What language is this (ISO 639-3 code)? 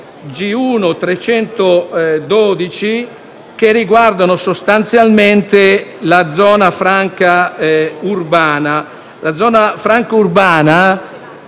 ita